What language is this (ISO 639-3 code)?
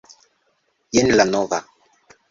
epo